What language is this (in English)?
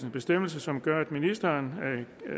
Danish